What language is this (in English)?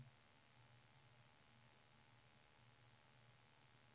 Swedish